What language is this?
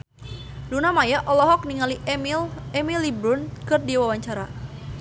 Sundanese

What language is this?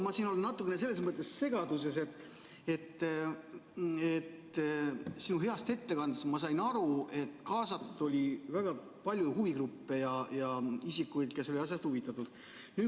Estonian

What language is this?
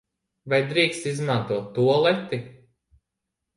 Latvian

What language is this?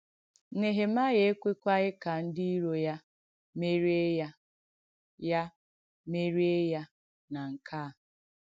Igbo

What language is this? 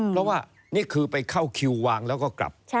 Thai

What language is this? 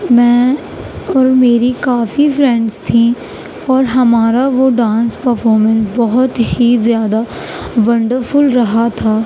Urdu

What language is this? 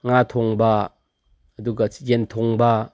Manipuri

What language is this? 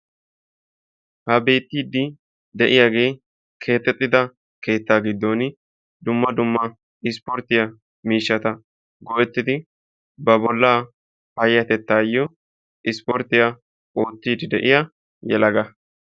Wolaytta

